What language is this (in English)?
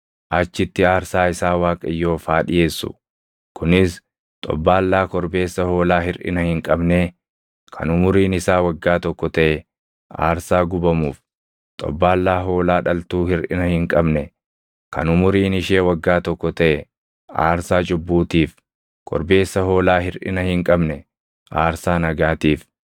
Oromo